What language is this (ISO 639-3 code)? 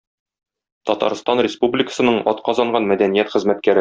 tat